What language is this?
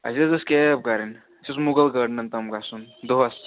Kashmiri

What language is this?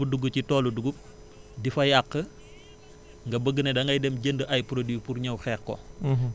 Wolof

